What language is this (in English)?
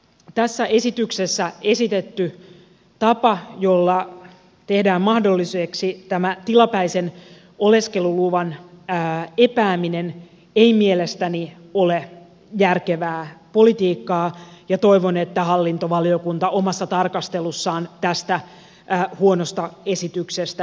Finnish